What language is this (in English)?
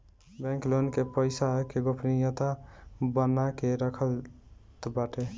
Bhojpuri